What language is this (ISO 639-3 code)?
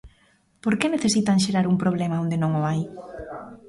glg